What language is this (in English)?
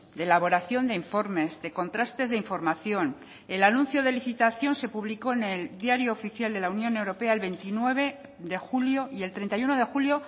Spanish